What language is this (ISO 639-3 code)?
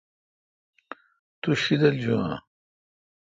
xka